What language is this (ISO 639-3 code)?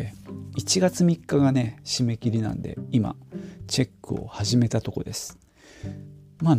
jpn